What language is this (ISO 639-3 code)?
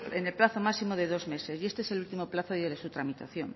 spa